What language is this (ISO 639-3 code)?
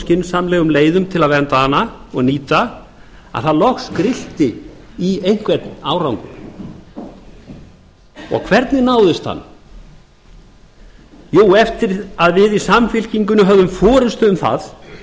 isl